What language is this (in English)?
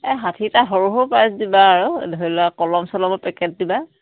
Assamese